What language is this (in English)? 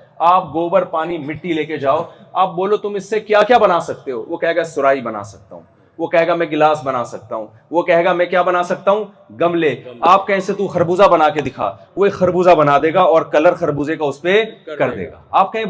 Urdu